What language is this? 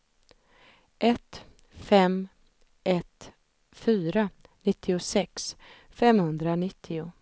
Swedish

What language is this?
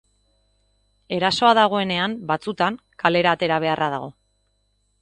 Basque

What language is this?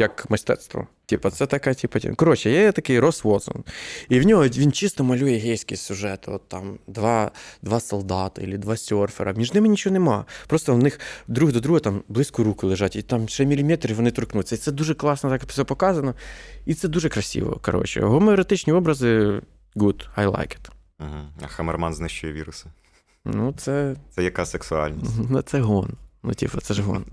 Ukrainian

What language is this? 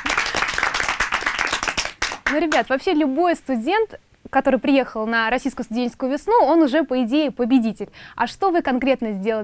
Russian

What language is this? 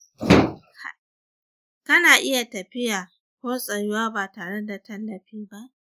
Hausa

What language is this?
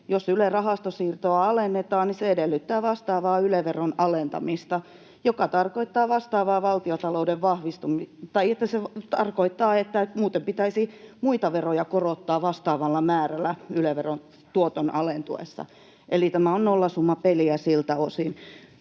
Finnish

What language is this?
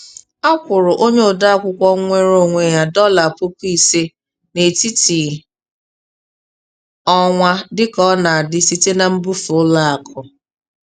Igbo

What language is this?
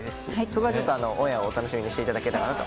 Japanese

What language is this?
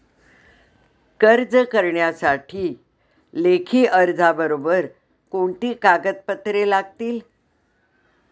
Marathi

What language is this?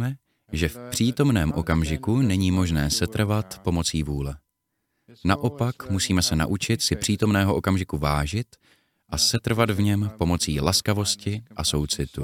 Czech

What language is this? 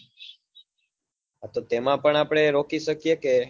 Gujarati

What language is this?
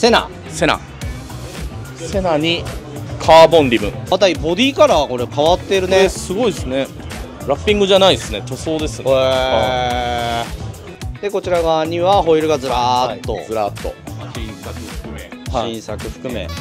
Japanese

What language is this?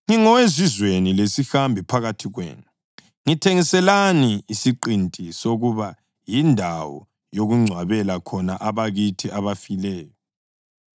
North Ndebele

